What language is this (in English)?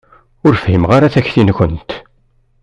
Kabyle